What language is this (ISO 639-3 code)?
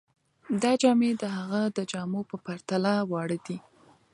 pus